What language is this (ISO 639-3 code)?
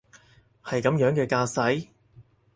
yue